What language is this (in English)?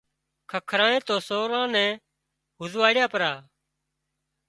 Wadiyara Koli